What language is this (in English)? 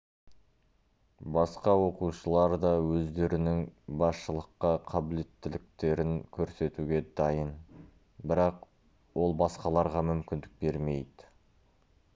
Kazakh